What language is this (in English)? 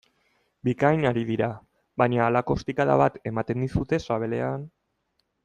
Basque